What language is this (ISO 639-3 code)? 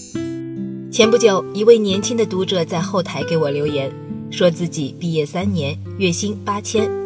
zho